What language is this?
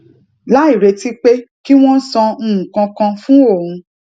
Yoruba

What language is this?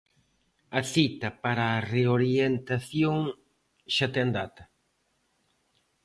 Galician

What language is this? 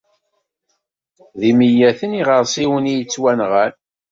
Kabyle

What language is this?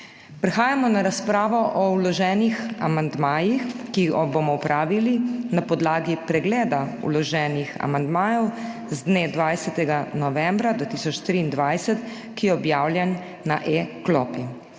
Slovenian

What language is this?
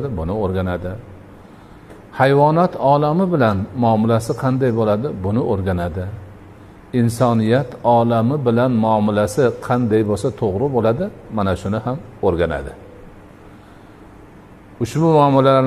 Turkish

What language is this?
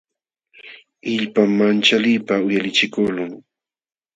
Jauja Wanca Quechua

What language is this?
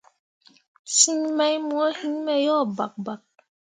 Mundang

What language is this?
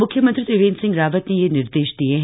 Hindi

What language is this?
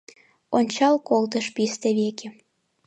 Mari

